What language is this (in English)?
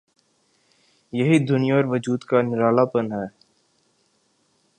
Urdu